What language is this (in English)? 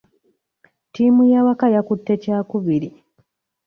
Ganda